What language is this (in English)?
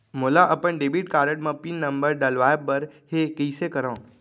Chhattisgarhi